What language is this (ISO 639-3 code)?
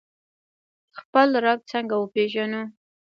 pus